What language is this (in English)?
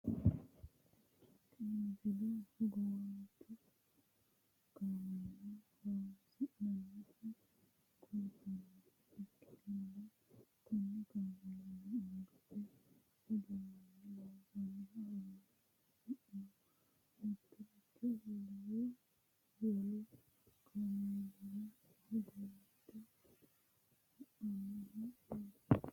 Sidamo